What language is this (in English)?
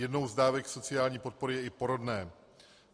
Czech